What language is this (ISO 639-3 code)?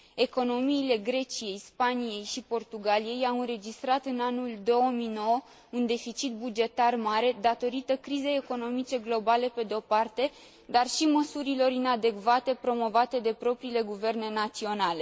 ron